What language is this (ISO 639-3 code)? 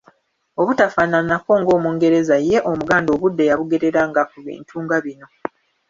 lug